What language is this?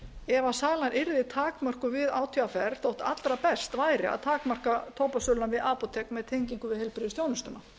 Icelandic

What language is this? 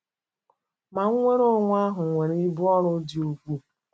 Igbo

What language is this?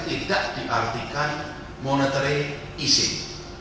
Indonesian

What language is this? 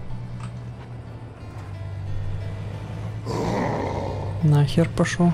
Russian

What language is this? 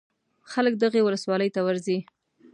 Pashto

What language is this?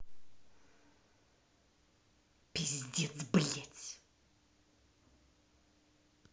Russian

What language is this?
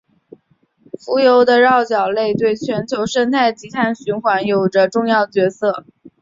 Chinese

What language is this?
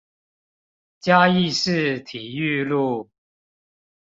Chinese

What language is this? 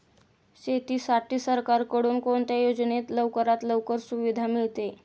Marathi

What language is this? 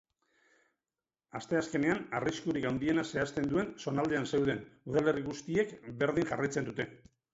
Basque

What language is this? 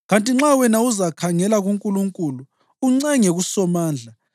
North Ndebele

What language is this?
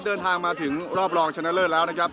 Thai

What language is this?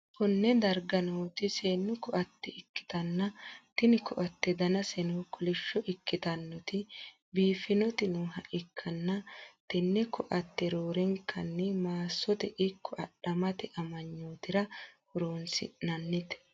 Sidamo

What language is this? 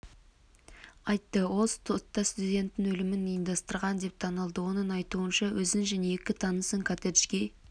Kazakh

